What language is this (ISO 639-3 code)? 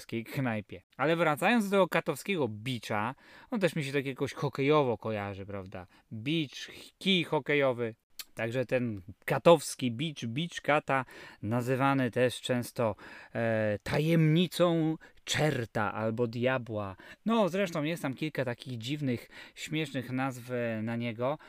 pol